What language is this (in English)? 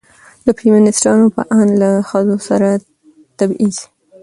Pashto